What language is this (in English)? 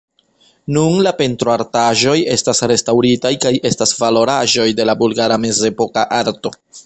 Esperanto